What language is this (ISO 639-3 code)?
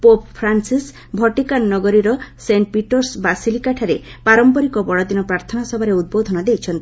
ori